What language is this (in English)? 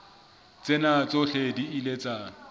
Southern Sotho